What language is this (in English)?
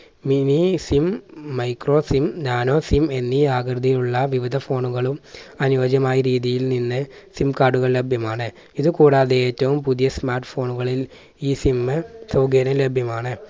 Malayalam